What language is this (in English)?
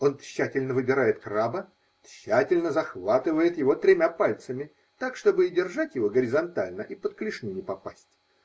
Russian